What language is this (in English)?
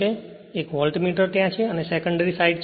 Gujarati